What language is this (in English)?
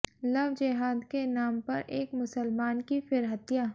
Hindi